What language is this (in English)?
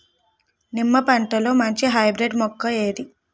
Telugu